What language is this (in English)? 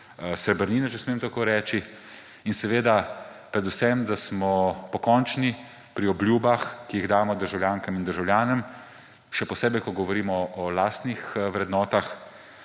Slovenian